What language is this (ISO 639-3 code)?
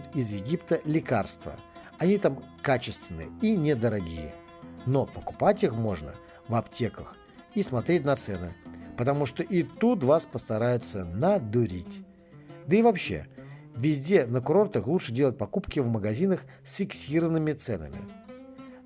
rus